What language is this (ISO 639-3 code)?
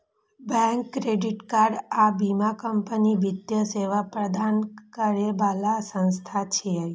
mai